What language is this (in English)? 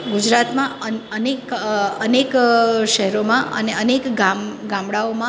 Gujarati